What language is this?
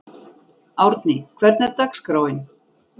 Icelandic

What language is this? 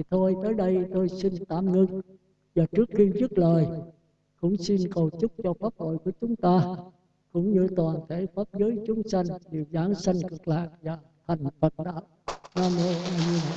Vietnamese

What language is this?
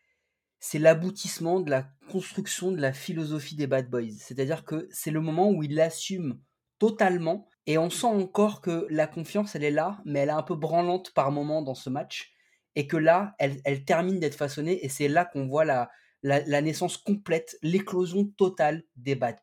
French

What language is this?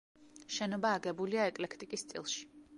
Georgian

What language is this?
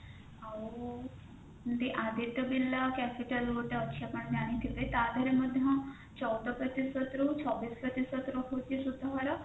Odia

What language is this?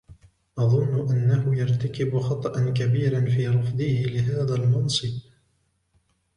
Arabic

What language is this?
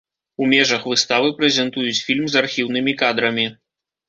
Belarusian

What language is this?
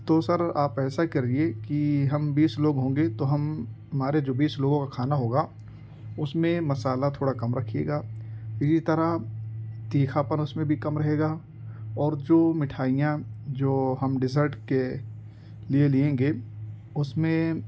Urdu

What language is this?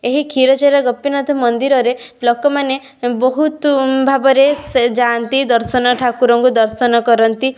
Odia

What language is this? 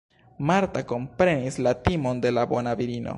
Esperanto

